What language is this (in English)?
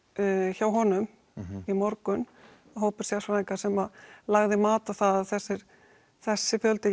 Icelandic